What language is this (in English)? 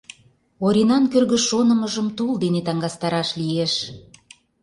Mari